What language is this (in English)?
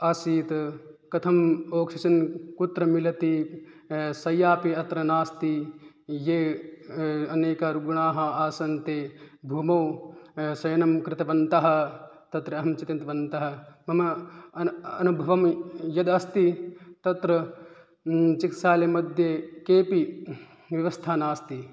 Sanskrit